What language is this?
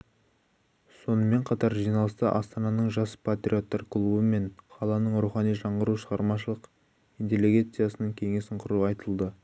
Kazakh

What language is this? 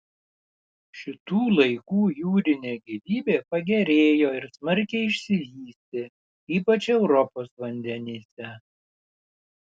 Lithuanian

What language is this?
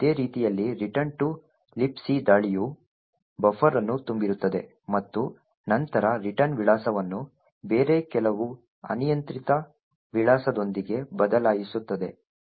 Kannada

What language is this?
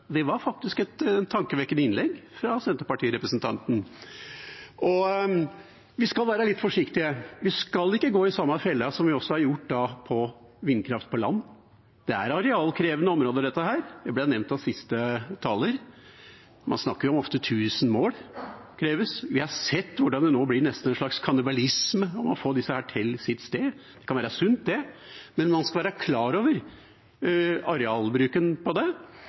Norwegian Bokmål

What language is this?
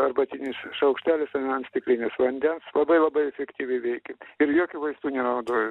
Lithuanian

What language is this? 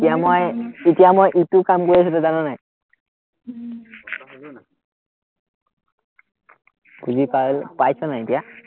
Assamese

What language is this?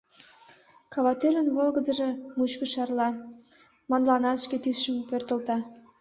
Mari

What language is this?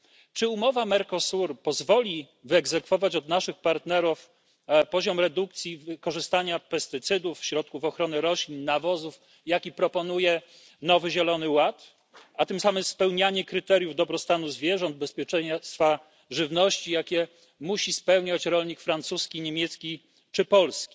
Polish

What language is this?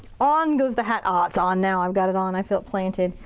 English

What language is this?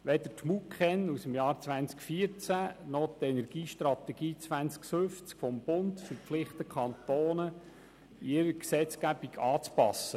Swiss German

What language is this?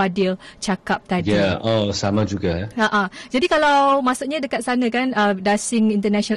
Malay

